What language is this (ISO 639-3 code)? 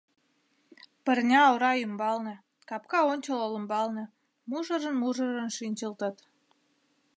chm